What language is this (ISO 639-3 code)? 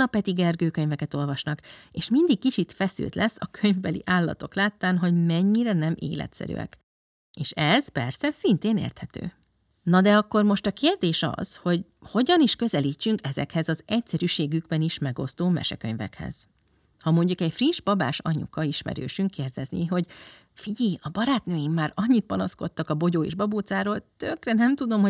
hun